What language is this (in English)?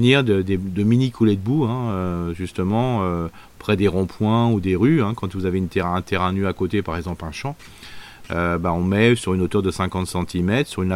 French